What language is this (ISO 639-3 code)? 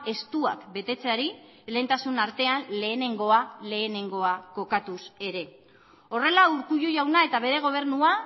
eus